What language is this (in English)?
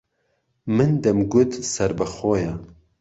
Central Kurdish